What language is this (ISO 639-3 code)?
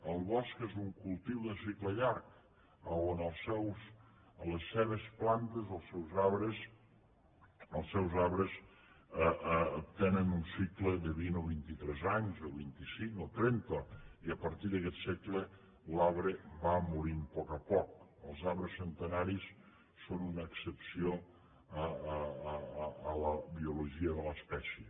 cat